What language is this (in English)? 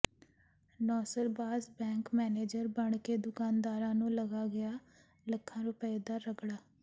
Punjabi